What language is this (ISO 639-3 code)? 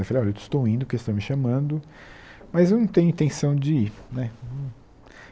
por